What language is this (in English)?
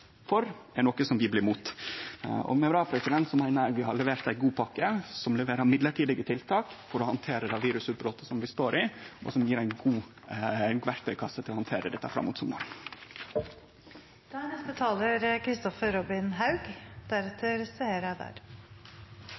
Norwegian Nynorsk